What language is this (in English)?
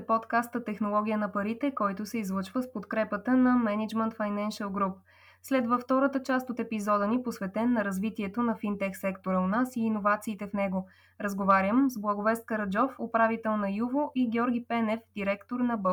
Bulgarian